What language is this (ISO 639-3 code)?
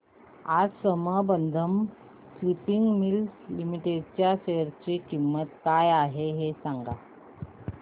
mar